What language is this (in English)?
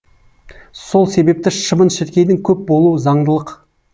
Kazakh